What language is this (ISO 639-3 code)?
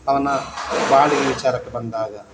kan